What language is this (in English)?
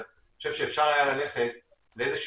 Hebrew